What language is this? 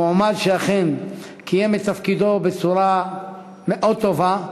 Hebrew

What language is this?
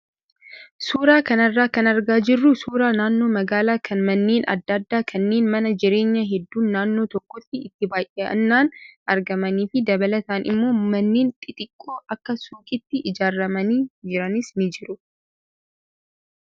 Oromo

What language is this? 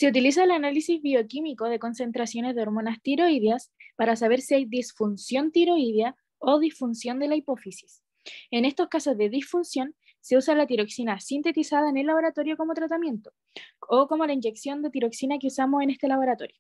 Spanish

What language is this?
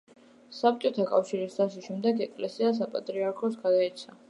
Georgian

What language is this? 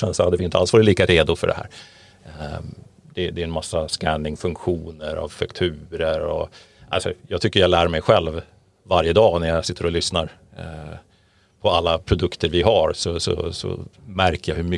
Swedish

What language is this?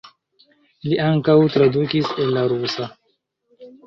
Esperanto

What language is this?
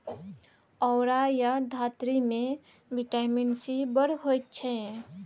Maithili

